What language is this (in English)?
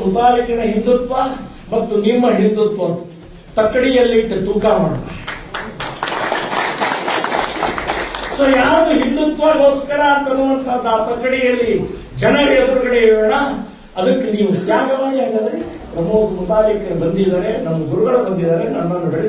Romanian